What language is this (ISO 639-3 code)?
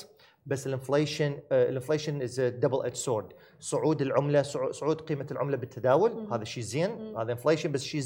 ara